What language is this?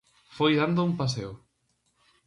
Galician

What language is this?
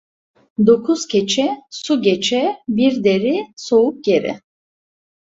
Turkish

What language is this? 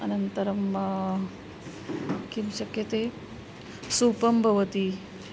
Sanskrit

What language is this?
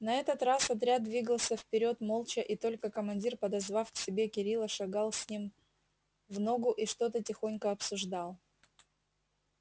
Russian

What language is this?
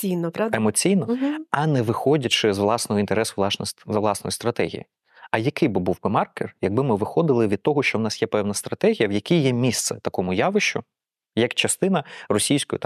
Ukrainian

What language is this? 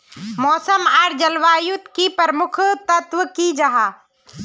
Magahi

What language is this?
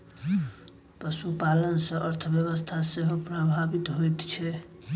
Maithili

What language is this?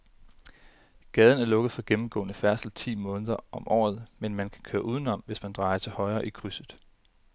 Danish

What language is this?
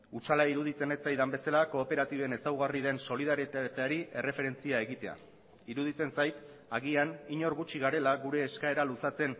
Basque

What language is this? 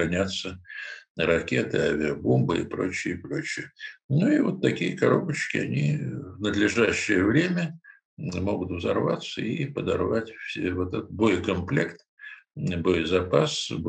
Russian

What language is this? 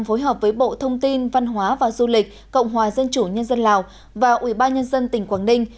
Vietnamese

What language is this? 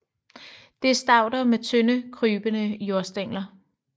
Danish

